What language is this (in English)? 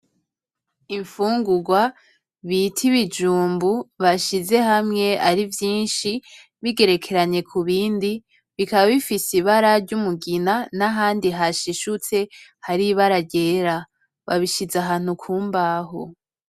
Rundi